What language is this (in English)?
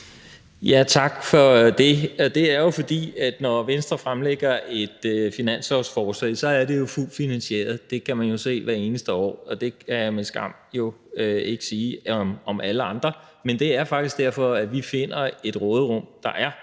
Danish